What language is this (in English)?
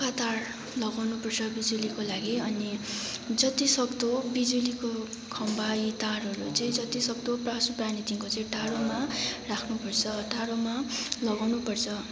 Nepali